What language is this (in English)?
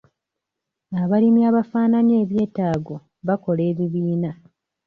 Ganda